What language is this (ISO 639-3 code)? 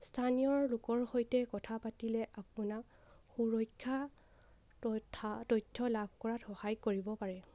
asm